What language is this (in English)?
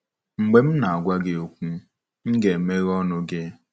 Igbo